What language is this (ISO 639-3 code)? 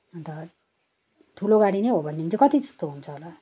nep